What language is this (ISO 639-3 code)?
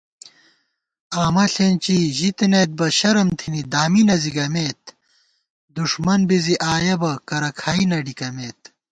gwt